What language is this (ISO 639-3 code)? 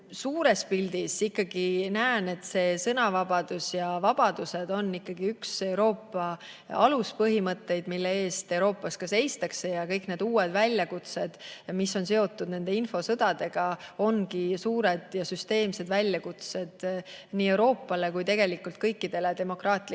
est